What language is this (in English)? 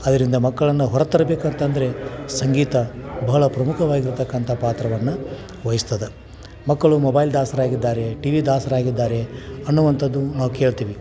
Kannada